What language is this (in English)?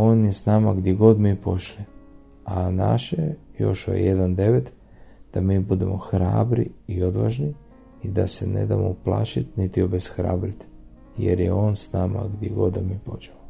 Croatian